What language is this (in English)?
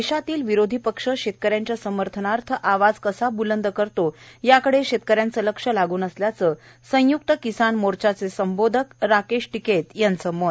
Marathi